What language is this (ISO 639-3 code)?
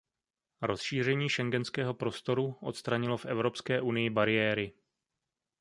ces